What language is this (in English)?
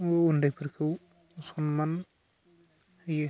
Bodo